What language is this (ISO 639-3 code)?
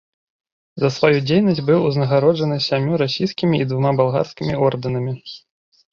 bel